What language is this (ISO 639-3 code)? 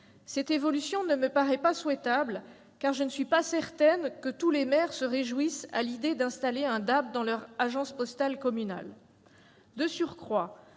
fra